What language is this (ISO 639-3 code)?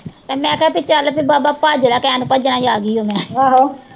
pan